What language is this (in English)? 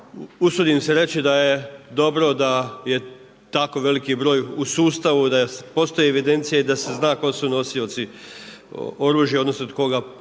Croatian